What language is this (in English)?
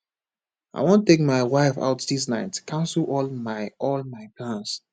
Nigerian Pidgin